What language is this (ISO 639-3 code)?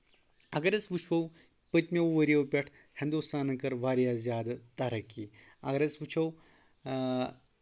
kas